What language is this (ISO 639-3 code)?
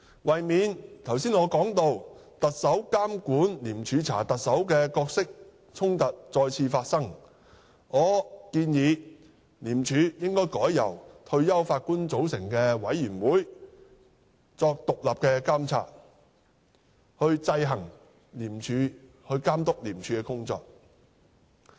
yue